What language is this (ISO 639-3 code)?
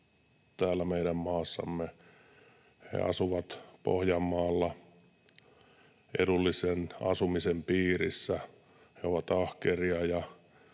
fin